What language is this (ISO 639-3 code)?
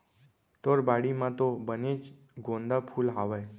hne